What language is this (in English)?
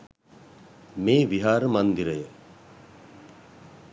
Sinhala